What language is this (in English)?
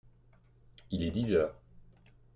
French